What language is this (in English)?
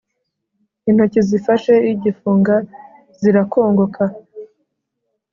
Kinyarwanda